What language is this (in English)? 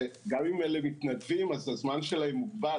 Hebrew